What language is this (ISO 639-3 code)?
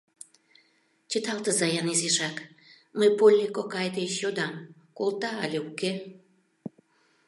chm